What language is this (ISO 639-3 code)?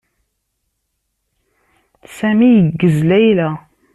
kab